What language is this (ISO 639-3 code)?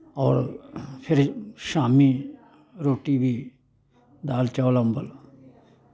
doi